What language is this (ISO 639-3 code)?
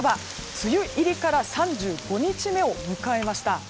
jpn